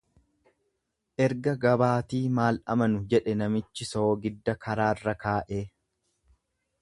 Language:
Oromo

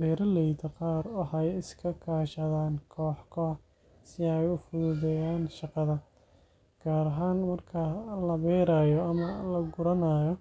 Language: Somali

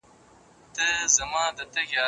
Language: Pashto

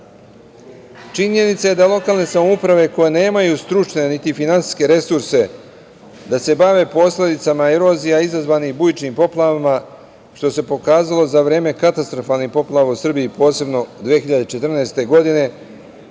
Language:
Serbian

